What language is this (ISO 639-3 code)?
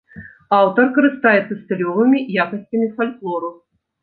bel